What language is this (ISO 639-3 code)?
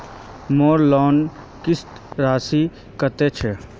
mag